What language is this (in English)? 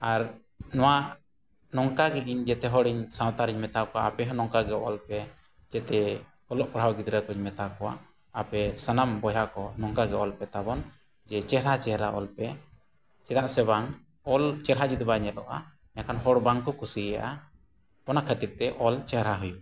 Santali